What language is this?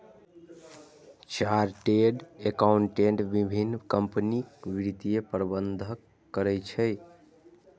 Maithili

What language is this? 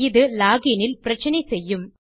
Tamil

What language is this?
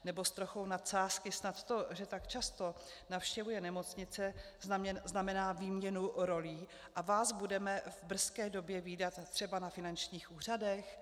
Czech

